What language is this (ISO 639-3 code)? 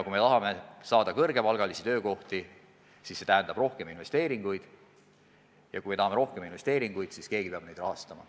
est